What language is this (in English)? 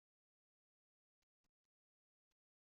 Kabyle